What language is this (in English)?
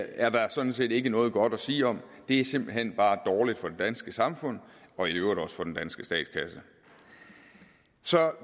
Danish